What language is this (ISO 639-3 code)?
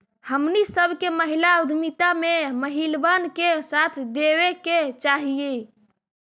mag